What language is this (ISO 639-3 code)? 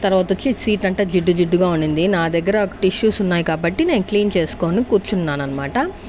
tel